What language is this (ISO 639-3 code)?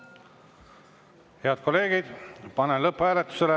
est